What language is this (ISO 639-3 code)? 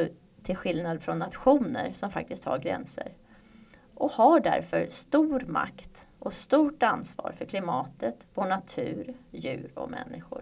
swe